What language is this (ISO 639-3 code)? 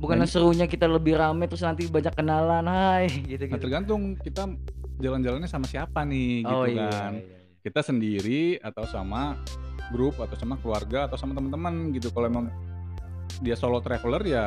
ind